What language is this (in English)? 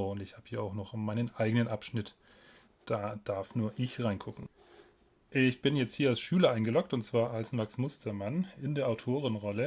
German